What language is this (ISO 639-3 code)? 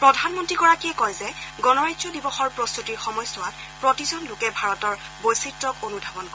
asm